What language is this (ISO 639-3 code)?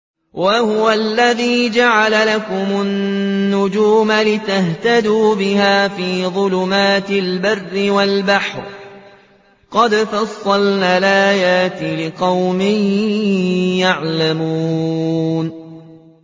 ara